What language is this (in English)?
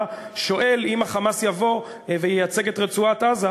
Hebrew